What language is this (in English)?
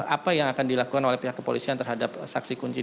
Indonesian